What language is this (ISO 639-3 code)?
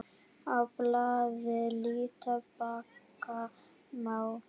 isl